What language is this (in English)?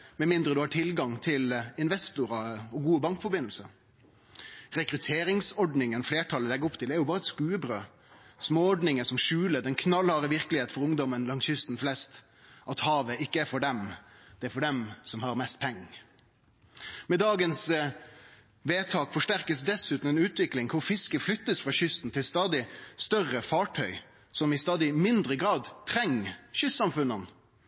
Norwegian Nynorsk